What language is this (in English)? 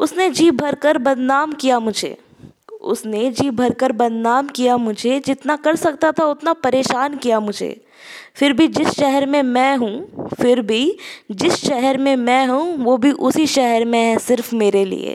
Hindi